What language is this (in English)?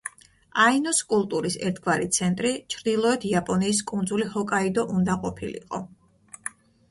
Georgian